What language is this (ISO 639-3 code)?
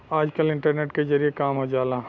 bho